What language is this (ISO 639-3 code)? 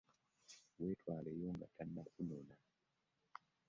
lug